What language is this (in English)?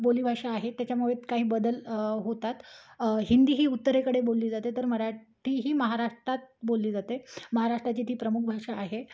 Marathi